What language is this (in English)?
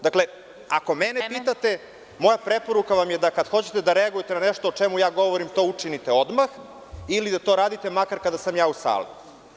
Serbian